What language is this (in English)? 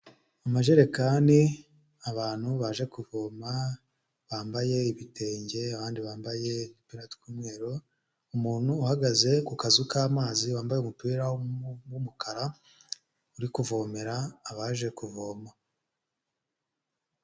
Kinyarwanda